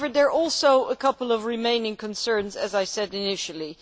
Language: English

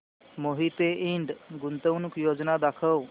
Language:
Marathi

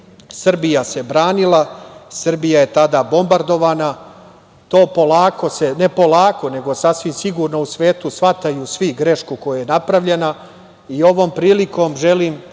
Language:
Serbian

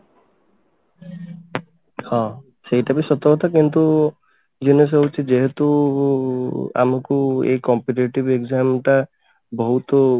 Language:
Odia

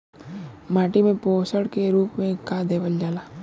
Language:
Bhojpuri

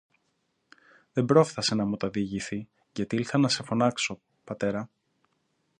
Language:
Greek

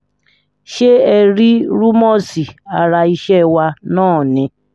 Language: Yoruba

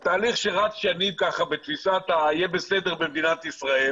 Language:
Hebrew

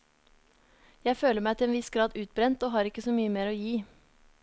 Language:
Norwegian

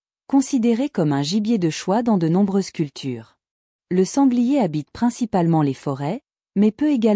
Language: French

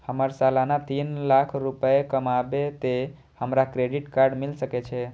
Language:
Maithili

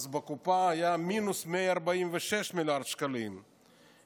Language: Hebrew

